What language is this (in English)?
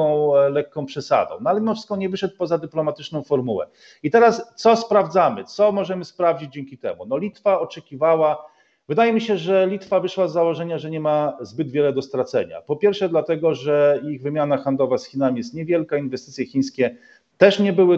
Polish